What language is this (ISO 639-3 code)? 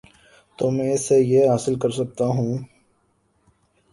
urd